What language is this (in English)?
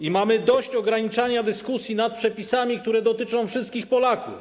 Polish